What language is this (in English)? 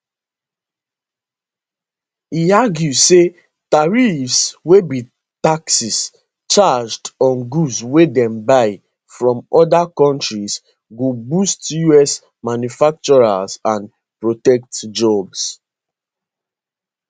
Nigerian Pidgin